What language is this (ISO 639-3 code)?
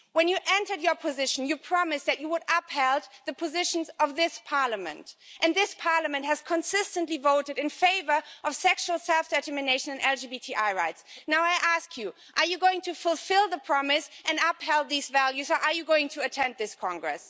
eng